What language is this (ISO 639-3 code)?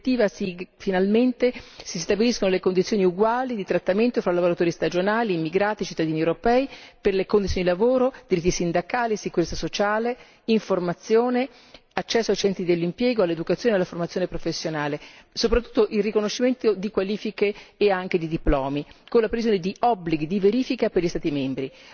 ita